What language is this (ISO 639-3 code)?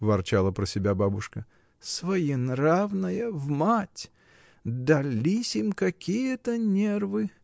rus